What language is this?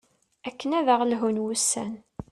Kabyle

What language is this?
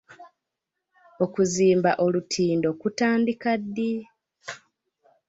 Ganda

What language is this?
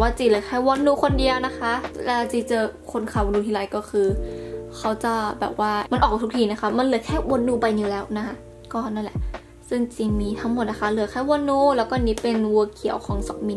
Thai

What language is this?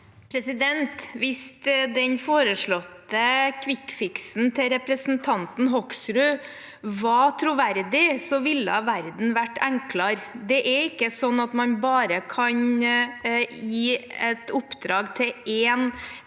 Norwegian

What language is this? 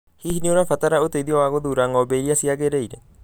Kikuyu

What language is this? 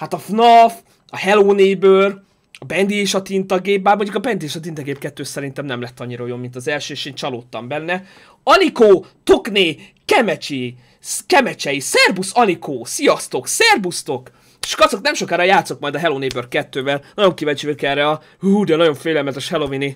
Hungarian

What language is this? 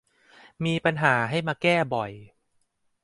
Thai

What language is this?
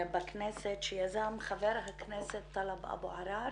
Hebrew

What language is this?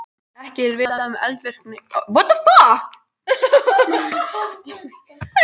Icelandic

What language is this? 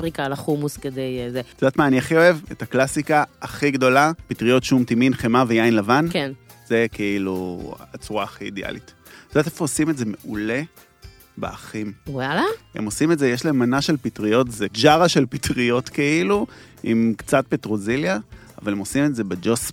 Hebrew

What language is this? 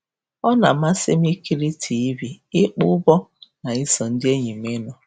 Igbo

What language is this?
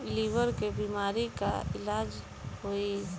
Bhojpuri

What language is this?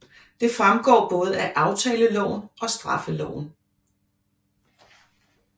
Danish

